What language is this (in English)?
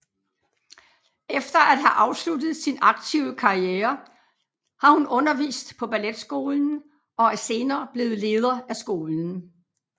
Danish